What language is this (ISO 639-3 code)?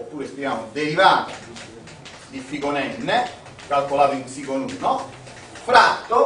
ita